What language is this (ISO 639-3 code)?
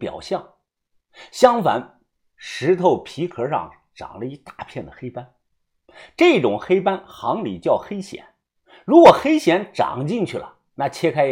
zho